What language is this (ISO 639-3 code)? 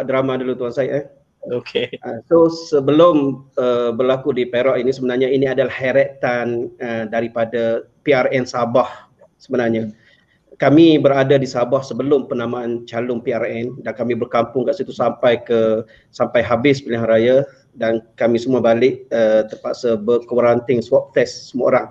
msa